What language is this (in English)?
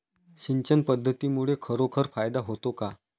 Marathi